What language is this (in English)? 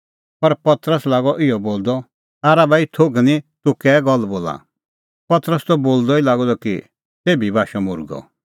Kullu Pahari